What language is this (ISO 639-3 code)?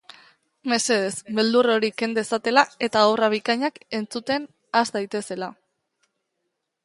eus